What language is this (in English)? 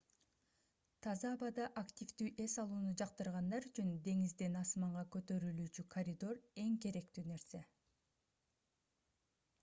Kyrgyz